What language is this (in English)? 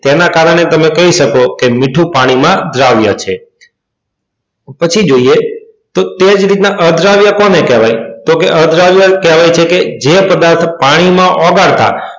Gujarati